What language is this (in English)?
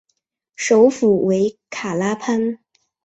Chinese